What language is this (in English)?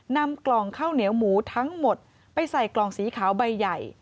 Thai